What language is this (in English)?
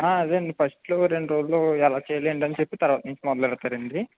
Telugu